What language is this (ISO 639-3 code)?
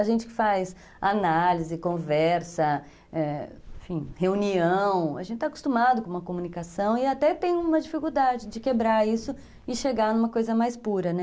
por